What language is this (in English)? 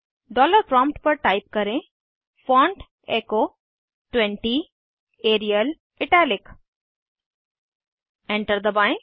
Hindi